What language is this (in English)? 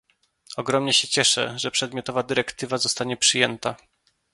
Polish